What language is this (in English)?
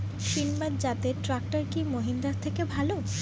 Bangla